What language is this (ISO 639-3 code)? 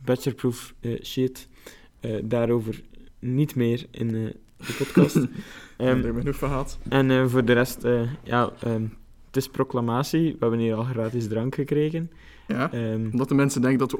nld